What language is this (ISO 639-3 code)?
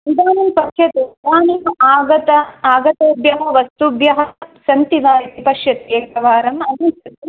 san